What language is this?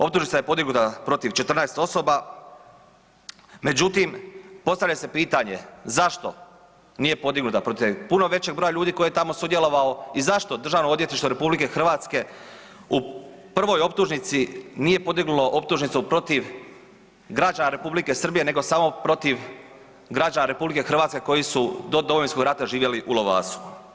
Croatian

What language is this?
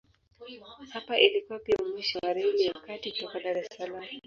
Swahili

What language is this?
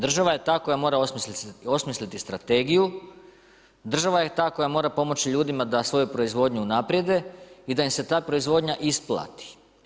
Croatian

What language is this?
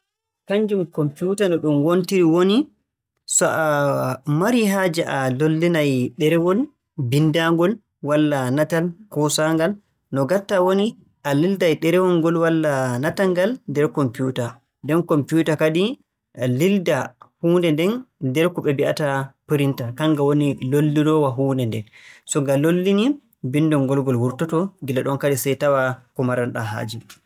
Borgu Fulfulde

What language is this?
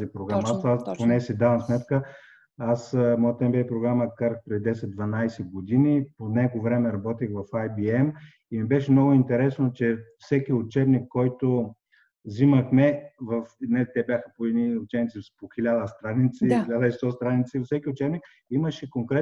Bulgarian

